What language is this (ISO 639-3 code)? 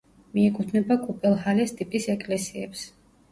kat